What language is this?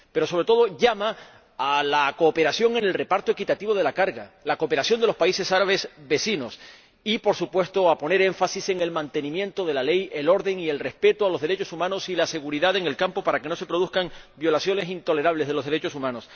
Spanish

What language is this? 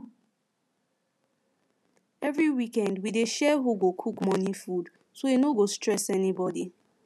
Nigerian Pidgin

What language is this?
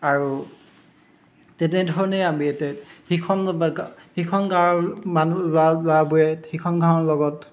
Assamese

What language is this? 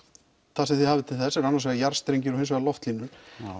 Icelandic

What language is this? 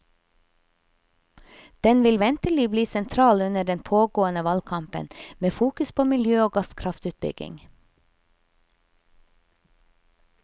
Norwegian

